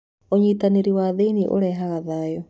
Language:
Kikuyu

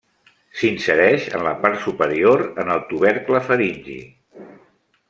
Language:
Catalan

